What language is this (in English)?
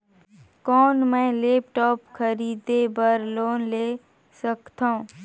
Chhattisgarhi